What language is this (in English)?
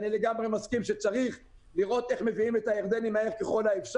Hebrew